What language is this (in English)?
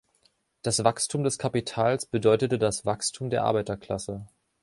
German